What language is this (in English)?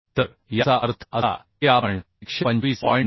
Marathi